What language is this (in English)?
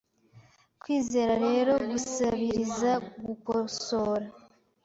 Kinyarwanda